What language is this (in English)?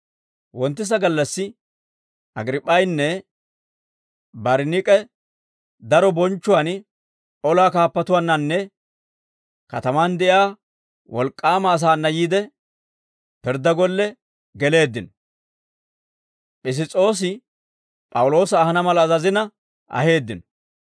Dawro